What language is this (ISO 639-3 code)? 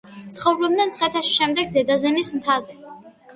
kat